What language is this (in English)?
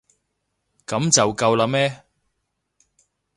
Cantonese